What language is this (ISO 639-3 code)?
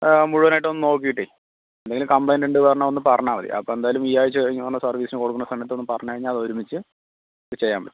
mal